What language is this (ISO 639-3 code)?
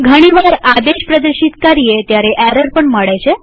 guj